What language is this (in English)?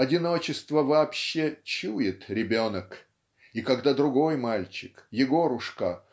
Russian